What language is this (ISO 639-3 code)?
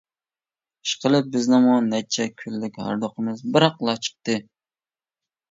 uig